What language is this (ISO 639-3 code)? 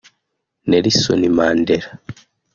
kin